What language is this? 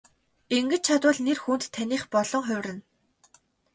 Mongolian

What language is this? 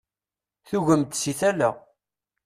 Kabyle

